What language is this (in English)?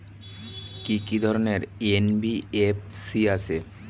Bangla